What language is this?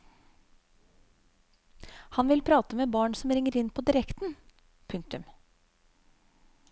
Norwegian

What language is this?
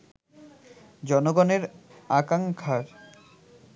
Bangla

